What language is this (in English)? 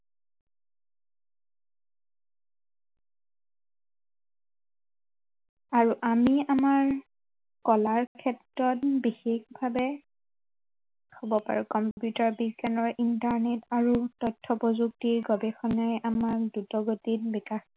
Assamese